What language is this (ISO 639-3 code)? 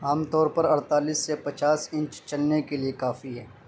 urd